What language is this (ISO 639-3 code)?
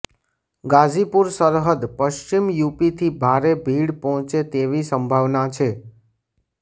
guj